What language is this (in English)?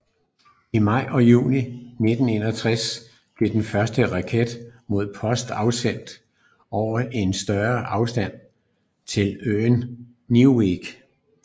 Danish